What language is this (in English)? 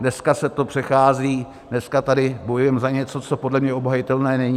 Czech